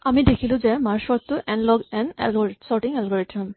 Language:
Assamese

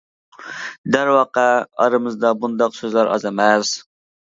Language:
Uyghur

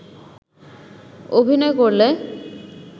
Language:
Bangla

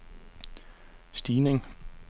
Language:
Danish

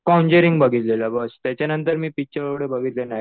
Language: Marathi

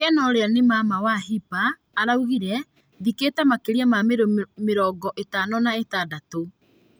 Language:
Kikuyu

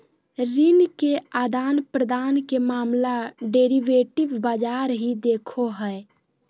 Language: Magahi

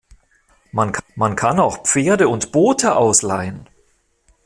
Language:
German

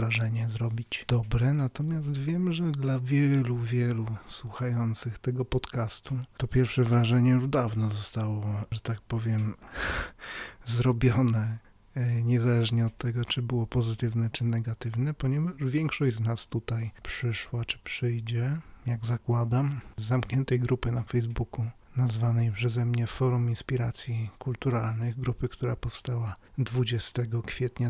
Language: Polish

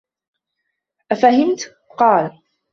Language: Arabic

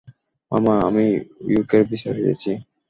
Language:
Bangla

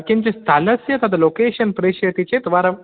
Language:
Sanskrit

